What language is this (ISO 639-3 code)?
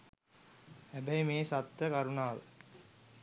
sin